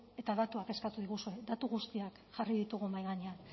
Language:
Basque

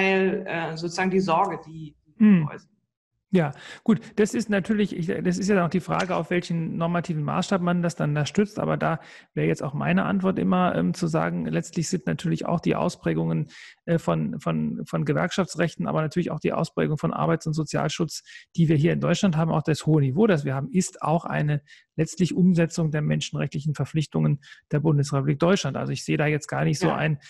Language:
German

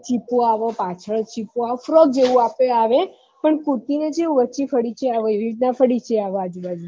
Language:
Gujarati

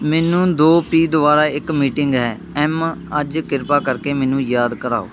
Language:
Punjabi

